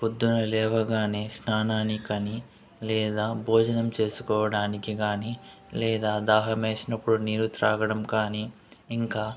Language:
Telugu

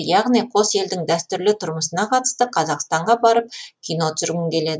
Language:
Kazakh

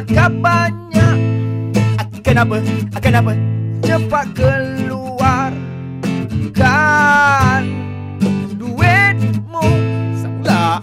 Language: Malay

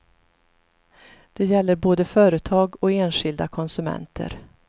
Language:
Swedish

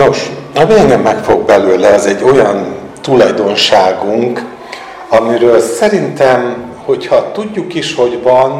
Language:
Hungarian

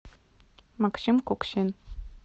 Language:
Russian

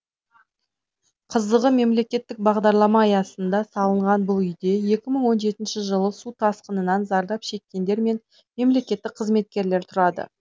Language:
Kazakh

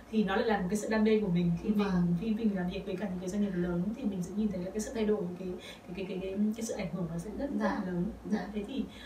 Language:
Vietnamese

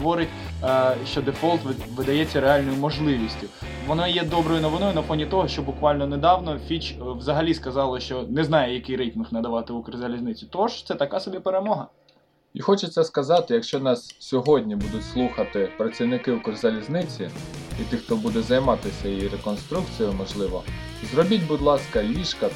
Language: Ukrainian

